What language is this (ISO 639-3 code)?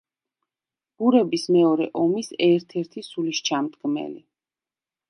kat